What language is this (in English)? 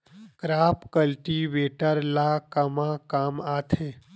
Chhattisgarhi